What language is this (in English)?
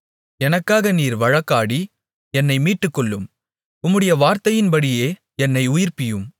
Tamil